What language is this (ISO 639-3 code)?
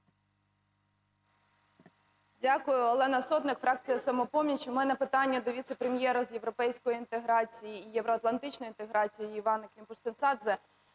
ukr